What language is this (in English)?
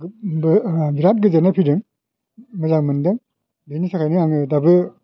Bodo